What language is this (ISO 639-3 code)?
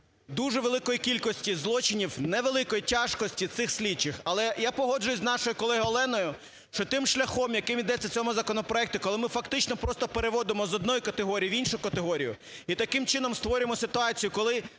ukr